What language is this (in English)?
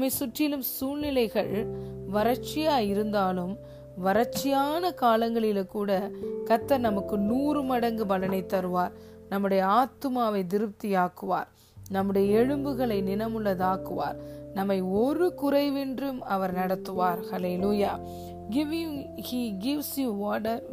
Tamil